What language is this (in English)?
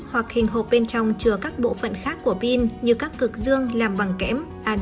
Vietnamese